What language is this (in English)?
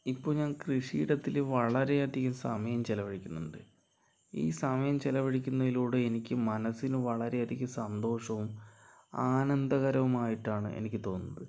Malayalam